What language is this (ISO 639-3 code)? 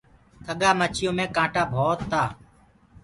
ggg